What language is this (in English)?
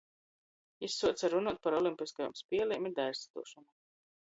Latgalian